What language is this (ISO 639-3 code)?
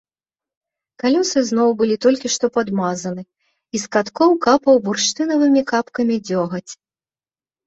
bel